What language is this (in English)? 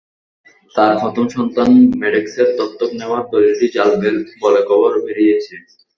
Bangla